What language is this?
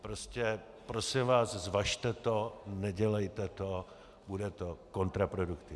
Czech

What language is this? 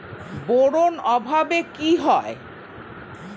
Bangla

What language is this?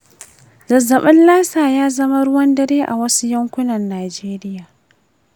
Hausa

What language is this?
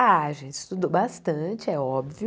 Portuguese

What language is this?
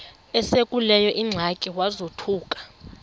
Xhosa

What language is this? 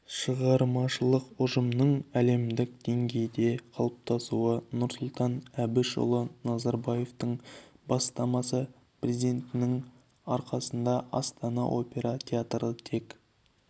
Kazakh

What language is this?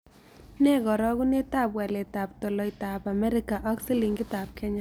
Kalenjin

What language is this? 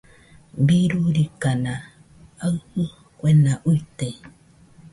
Nüpode Huitoto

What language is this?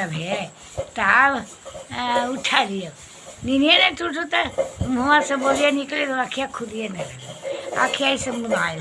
Hindi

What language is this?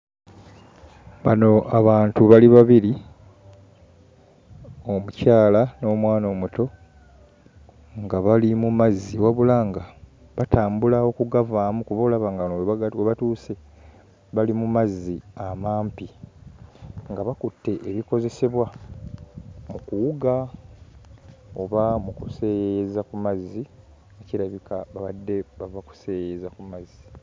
Ganda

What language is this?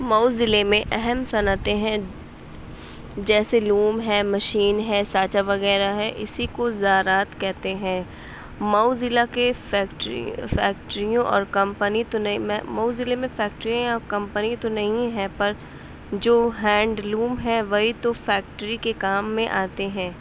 Urdu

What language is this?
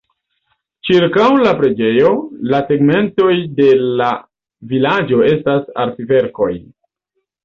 Esperanto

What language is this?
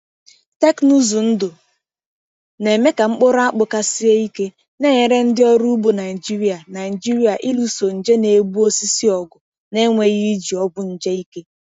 Igbo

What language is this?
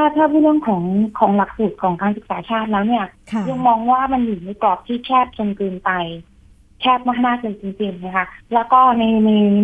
Thai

